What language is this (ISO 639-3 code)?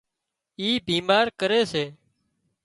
kxp